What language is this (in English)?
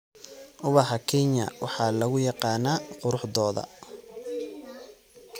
Somali